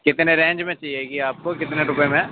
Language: Urdu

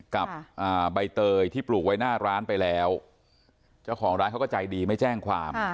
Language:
Thai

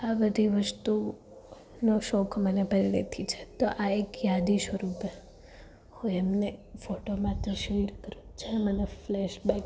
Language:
Gujarati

